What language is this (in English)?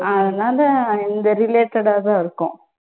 Tamil